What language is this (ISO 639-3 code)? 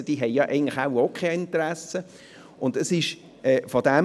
gsw